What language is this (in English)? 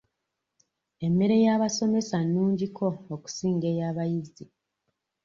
Ganda